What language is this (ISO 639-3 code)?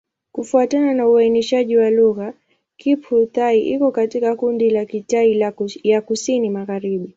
swa